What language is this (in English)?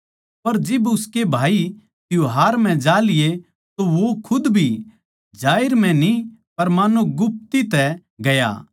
Haryanvi